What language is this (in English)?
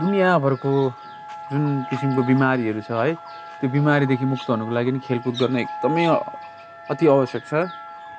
Nepali